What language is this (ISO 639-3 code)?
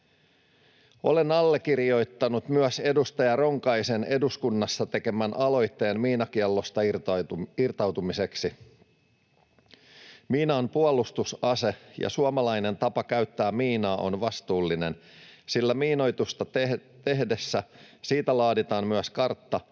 fin